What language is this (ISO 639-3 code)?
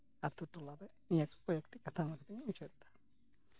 sat